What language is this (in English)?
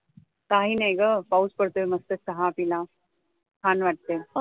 Marathi